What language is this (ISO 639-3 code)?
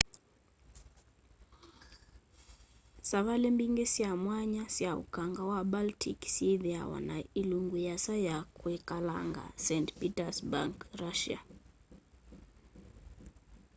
kam